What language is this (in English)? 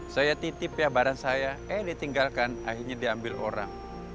Indonesian